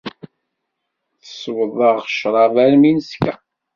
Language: Kabyle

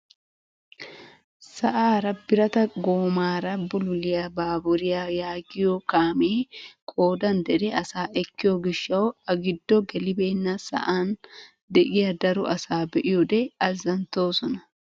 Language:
Wolaytta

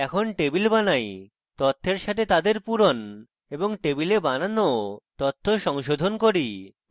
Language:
Bangla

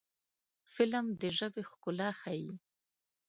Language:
Pashto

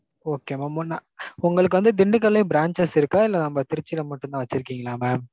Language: Tamil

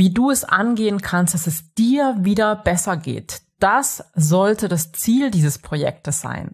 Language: German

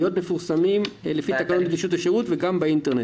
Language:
Hebrew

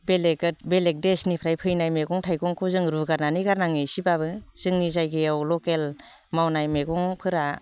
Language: Bodo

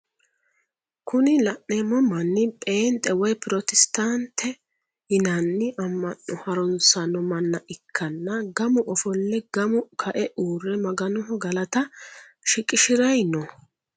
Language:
Sidamo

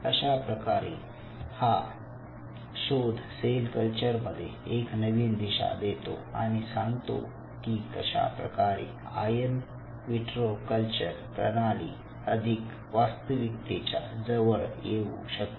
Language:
Marathi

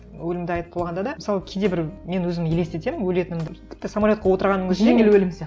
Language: Kazakh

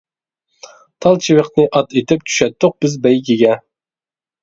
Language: Uyghur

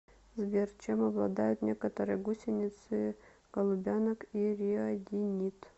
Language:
Russian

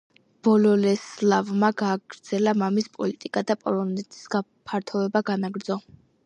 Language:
Georgian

